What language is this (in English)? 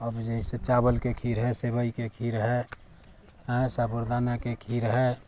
Maithili